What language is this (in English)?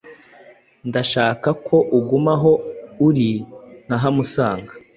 Kinyarwanda